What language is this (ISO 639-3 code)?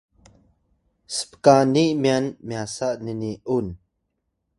tay